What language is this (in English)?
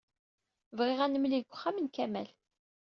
Kabyle